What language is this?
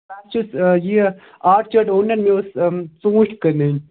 Kashmiri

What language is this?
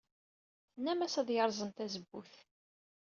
Kabyle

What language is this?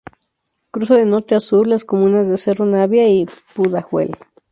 Spanish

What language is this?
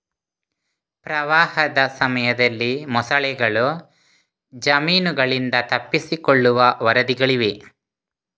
Kannada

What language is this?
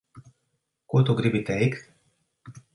Latvian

